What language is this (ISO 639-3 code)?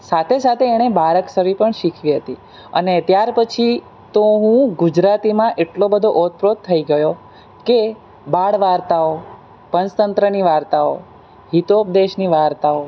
guj